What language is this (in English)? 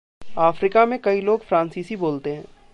Hindi